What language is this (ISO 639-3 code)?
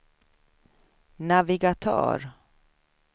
swe